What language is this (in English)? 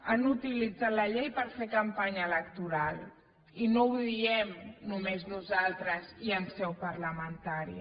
Catalan